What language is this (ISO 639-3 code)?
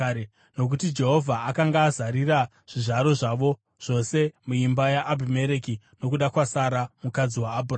sna